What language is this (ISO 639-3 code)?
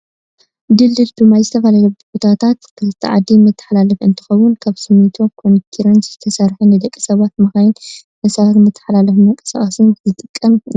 tir